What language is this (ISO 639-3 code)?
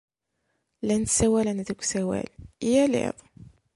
kab